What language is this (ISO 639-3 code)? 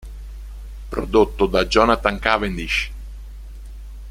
ita